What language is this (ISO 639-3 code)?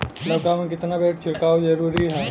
bho